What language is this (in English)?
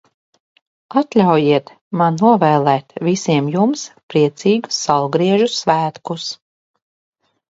Latvian